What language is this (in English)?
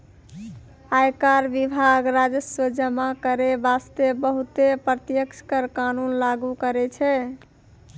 Maithili